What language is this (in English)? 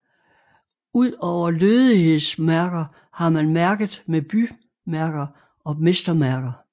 Danish